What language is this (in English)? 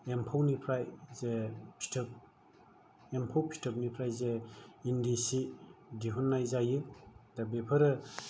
Bodo